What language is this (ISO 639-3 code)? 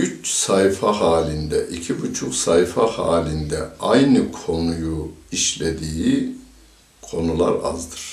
tur